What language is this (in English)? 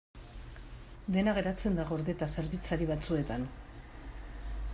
Basque